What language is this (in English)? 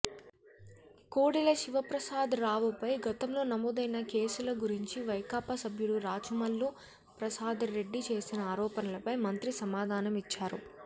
Telugu